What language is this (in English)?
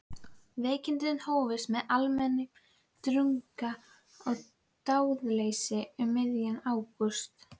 Icelandic